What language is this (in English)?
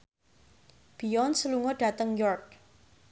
Javanese